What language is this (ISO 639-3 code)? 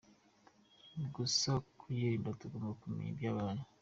kin